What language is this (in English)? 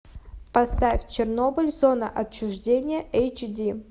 Russian